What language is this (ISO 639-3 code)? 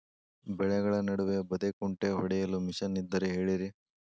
kan